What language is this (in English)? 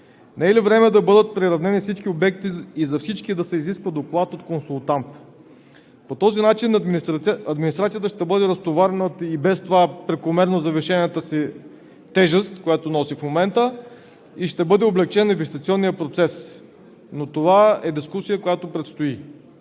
Bulgarian